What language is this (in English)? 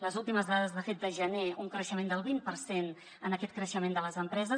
Catalan